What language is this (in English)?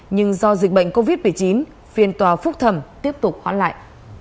Vietnamese